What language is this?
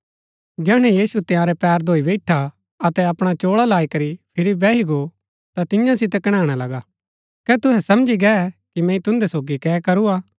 Gaddi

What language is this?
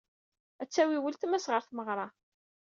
Kabyle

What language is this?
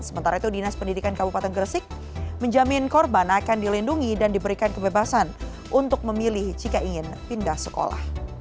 Indonesian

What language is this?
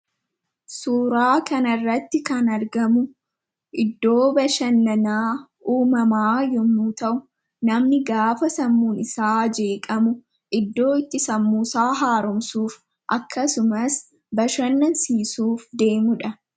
Oromo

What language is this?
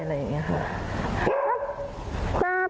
Thai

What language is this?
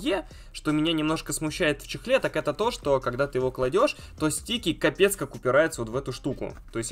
Russian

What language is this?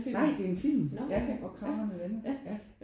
Danish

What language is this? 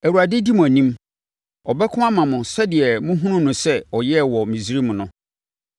Akan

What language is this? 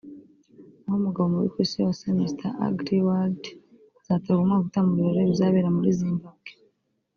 Kinyarwanda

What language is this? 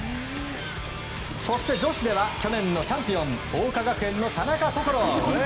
Japanese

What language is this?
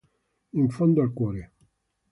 Italian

